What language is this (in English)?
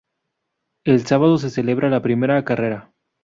Spanish